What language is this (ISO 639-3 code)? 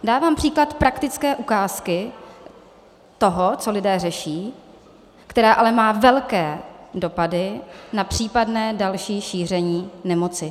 ces